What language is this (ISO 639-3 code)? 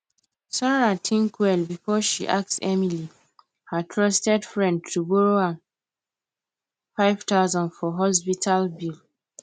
pcm